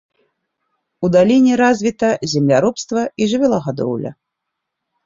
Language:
Belarusian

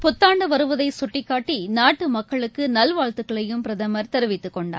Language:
Tamil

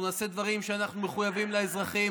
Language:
Hebrew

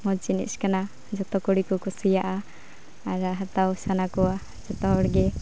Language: Santali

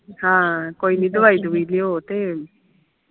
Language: Punjabi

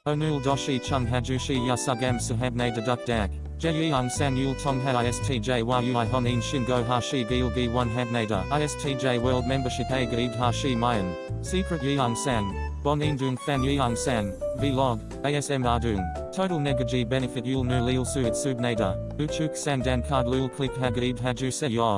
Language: Korean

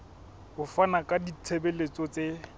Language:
Southern Sotho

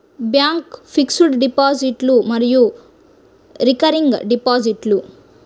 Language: Telugu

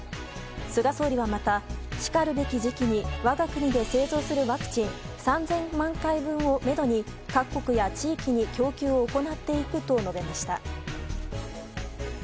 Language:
Japanese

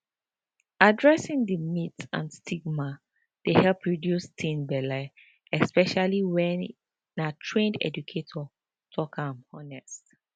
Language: Nigerian Pidgin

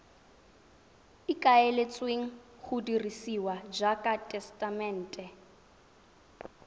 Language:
Tswana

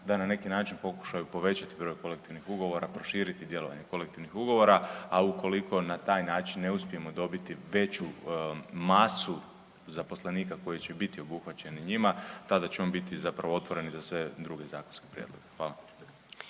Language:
Croatian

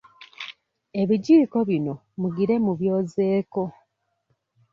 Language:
Ganda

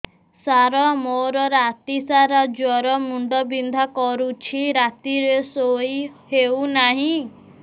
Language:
Odia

